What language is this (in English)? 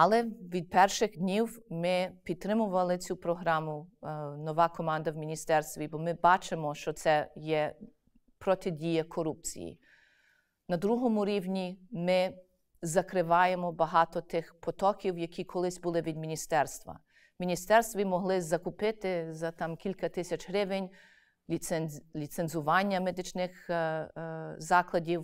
Ukrainian